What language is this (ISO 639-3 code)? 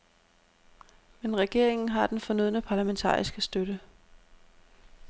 dan